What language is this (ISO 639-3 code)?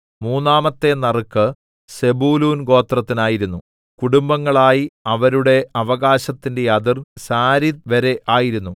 mal